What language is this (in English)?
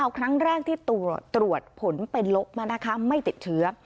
Thai